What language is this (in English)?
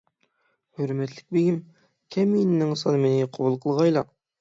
Uyghur